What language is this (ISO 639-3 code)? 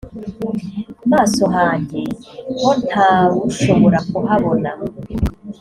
kin